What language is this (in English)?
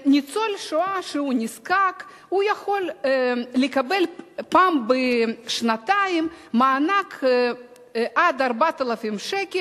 Hebrew